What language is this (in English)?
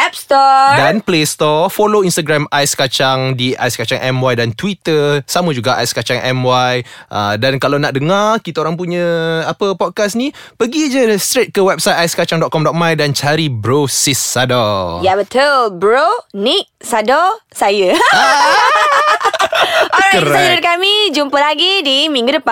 Malay